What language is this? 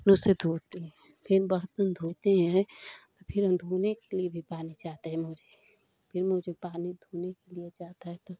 Hindi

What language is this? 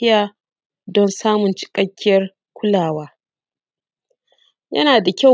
Hausa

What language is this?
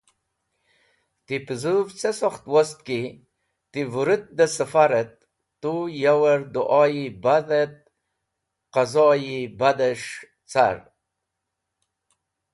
Wakhi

